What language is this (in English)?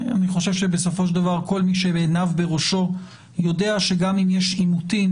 Hebrew